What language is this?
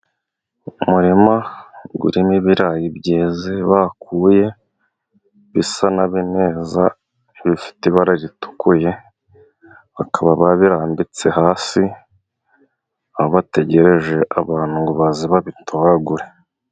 Kinyarwanda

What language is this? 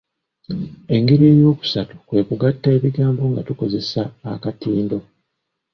Ganda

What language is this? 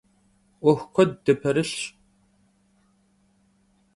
Kabardian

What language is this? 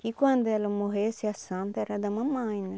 Portuguese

